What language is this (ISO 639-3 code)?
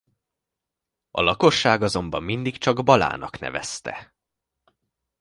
hun